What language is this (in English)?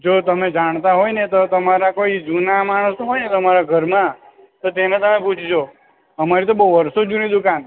Gujarati